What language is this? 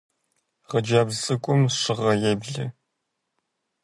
Kabardian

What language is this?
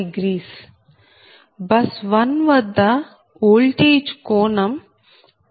Telugu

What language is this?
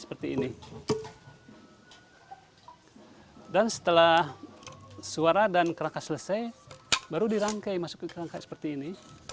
Indonesian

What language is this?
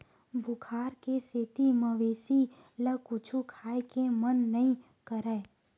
Chhattisgarhi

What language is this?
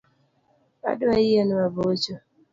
Luo (Kenya and Tanzania)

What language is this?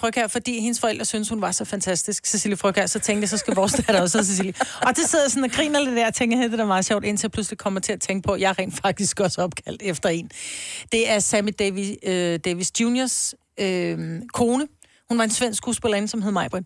Danish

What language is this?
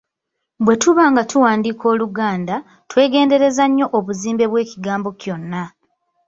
Ganda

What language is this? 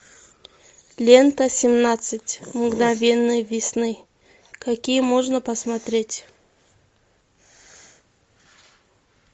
Russian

